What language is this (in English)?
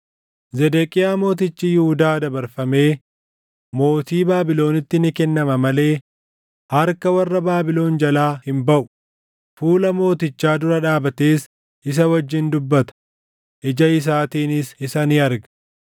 Oromo